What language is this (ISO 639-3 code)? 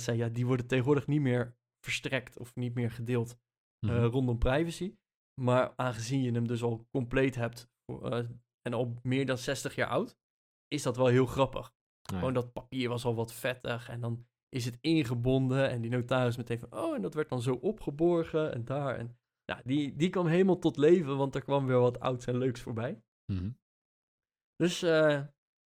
nld